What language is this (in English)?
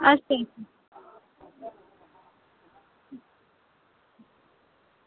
Dogri